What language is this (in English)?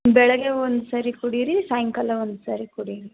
Kannada